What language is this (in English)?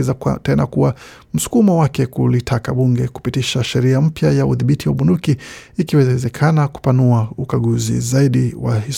Swahili